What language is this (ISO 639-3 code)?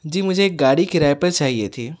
urd